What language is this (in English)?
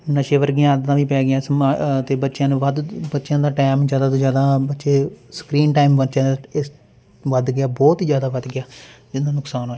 Punjabi